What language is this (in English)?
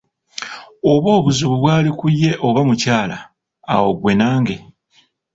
Ganda